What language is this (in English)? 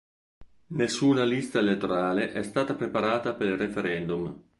Italian